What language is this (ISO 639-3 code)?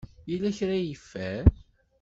kab